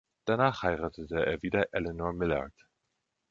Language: German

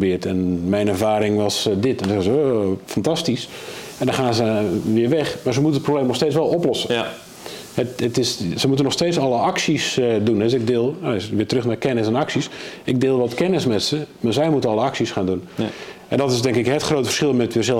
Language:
Dutch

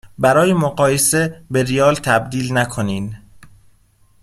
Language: Persian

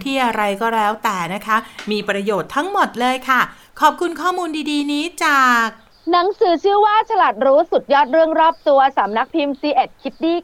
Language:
Thai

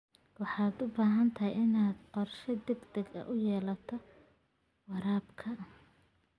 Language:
Somali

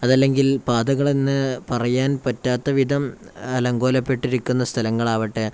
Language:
Malayalam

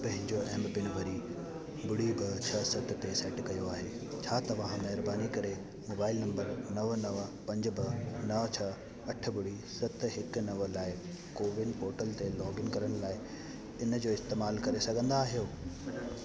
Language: Sindhi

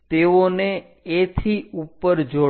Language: Gujarati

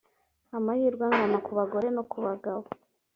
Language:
Kinyarwanda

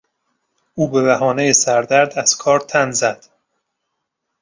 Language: Persian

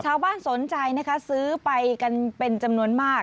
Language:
Thai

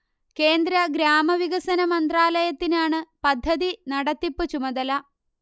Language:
Malayalam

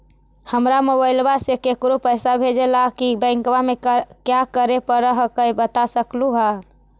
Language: Magahi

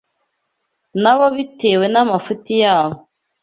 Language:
Kinyarwanda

